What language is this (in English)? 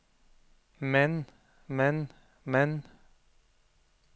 Norwegian